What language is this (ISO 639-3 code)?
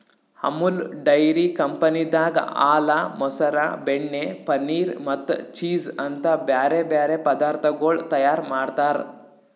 kan